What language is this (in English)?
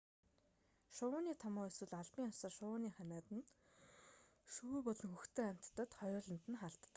Mongolian